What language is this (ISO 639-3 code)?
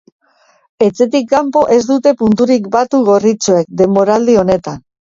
eus